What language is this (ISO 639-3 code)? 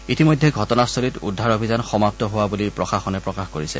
asm